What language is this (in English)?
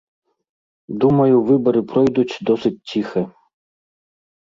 Belarusian